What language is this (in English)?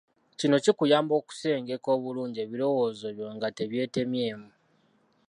Ganda